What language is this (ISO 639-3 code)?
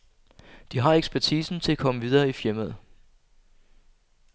dan